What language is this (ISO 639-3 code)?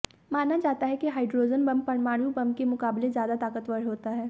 hin